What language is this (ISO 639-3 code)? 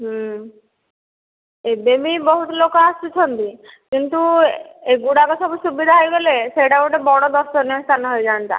ori